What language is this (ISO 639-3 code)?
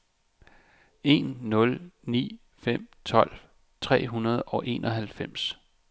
dan